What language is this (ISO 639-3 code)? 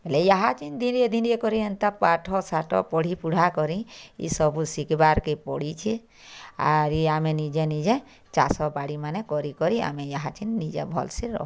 ori